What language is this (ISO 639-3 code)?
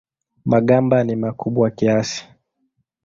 swa